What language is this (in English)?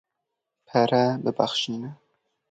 Kurdish